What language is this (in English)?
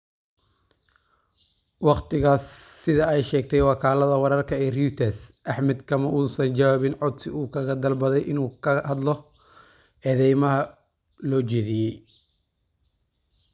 Somali